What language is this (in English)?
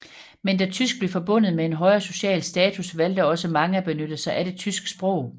Danish